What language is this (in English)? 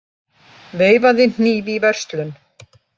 Icelandic